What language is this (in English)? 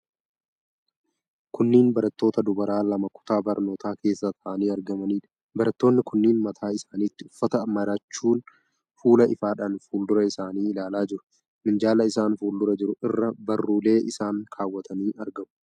Oromo